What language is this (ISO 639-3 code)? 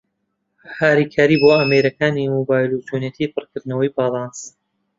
ckb